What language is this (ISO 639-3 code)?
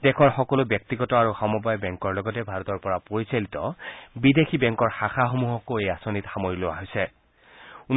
asm